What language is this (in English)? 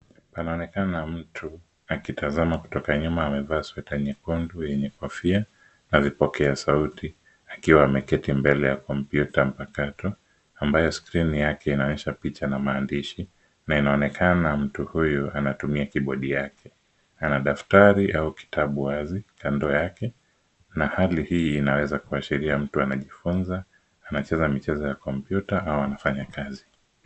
Swahili